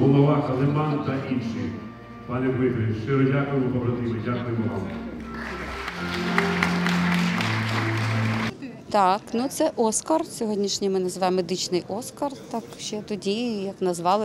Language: Ukrainian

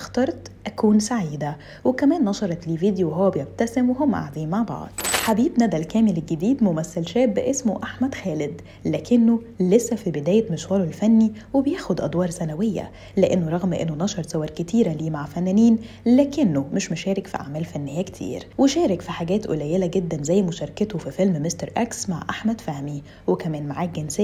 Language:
Arabic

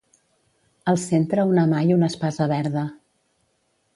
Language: Catalan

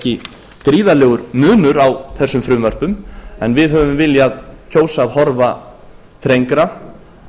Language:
Icelandic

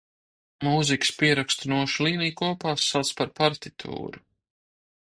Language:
Latvian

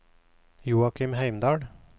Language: Norwegian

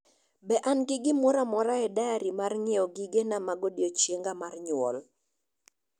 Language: Luo (Kenya and Tanzania)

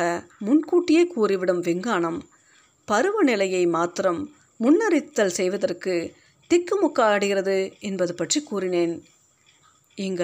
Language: Tamil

